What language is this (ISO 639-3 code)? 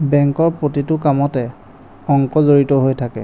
asm